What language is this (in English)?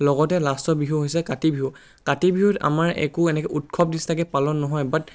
Assamese